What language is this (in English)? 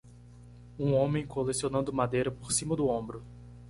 Portuguese